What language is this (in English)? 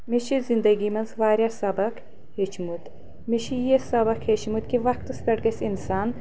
Kashmiri